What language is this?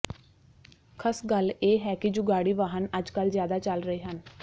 Punjabi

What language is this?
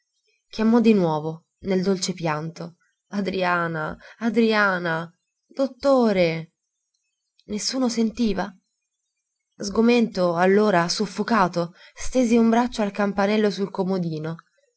Italian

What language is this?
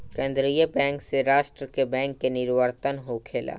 Bhojpuri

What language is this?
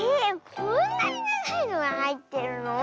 Japanese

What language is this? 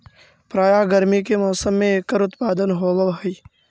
Magahi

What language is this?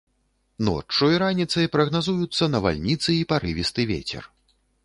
Belarusian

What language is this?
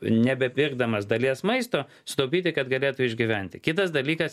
Lithuanian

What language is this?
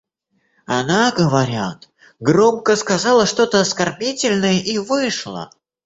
Russian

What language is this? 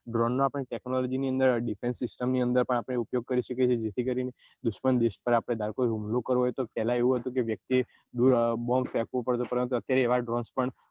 Gujarati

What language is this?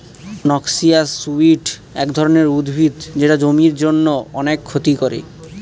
Bangla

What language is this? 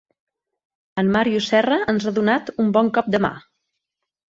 Catalan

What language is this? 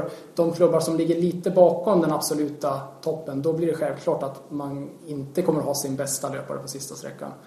Swedish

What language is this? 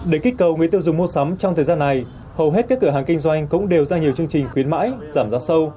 Vietnamese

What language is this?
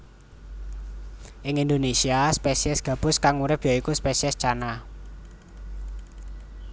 Javanese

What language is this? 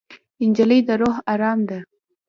Pashto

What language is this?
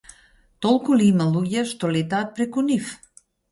Macedonian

